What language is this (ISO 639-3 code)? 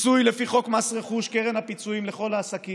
heb